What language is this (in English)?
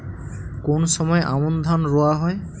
Bangla